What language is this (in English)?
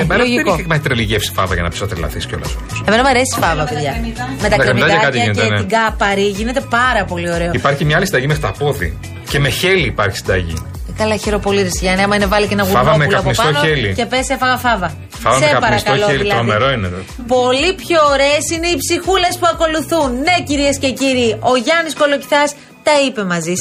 Greek